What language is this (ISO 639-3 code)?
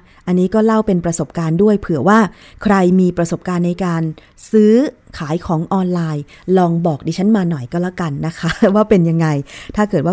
tha